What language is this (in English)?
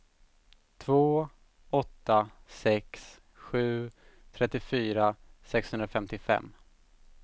Swedish